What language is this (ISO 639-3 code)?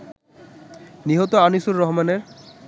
ben